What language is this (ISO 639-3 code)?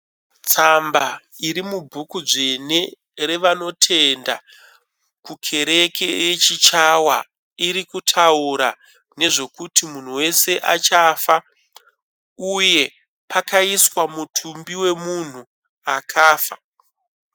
sna